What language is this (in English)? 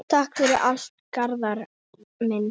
Icelandic